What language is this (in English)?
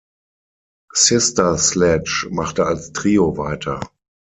German